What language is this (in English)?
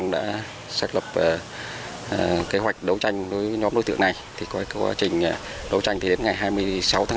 Vietnamese